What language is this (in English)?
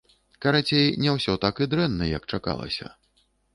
Belarusian